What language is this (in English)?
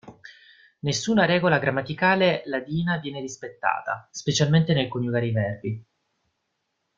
Italian